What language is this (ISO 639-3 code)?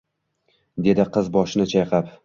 uzb